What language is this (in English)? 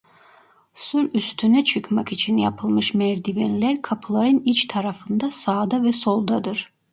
Turkish